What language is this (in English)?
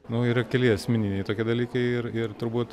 Lithuanian